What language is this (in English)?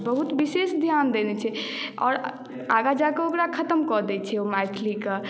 Maithili